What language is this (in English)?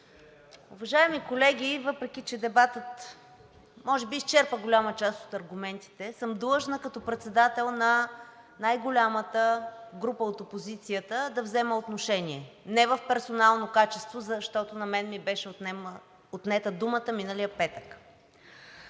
Bulgarian